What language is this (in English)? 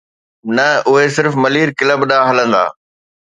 Sindhi